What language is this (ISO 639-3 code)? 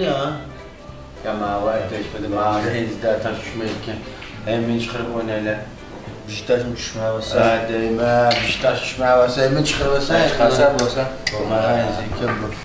tur